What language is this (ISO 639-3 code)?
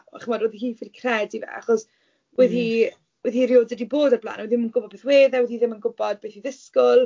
cym